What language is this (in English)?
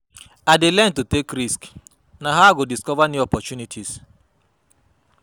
Nigerian Pidgin